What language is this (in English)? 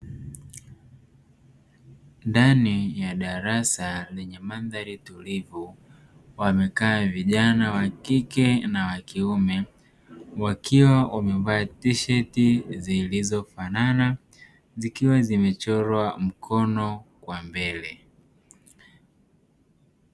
Swahili